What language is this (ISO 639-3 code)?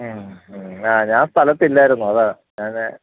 mal